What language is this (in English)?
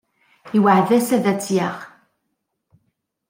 Kabyle